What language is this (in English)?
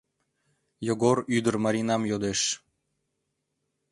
Mari